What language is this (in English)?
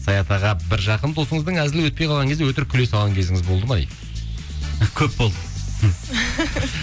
Kazakh